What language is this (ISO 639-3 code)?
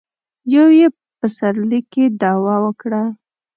pus